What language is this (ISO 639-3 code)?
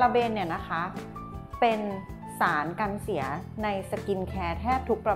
tha